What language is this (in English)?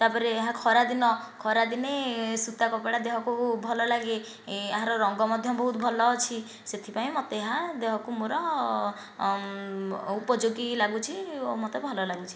Odia